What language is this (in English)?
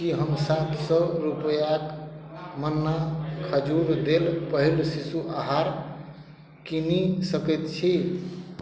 Maithili